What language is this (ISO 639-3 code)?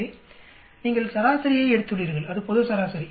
tam